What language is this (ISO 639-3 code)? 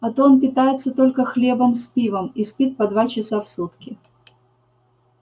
rus